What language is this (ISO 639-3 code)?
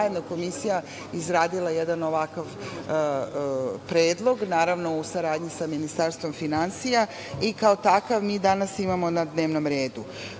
srp